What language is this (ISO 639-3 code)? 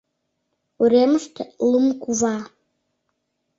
chm